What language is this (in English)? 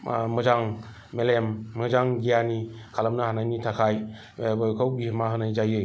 Bodo